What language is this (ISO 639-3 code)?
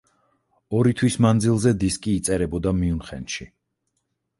kat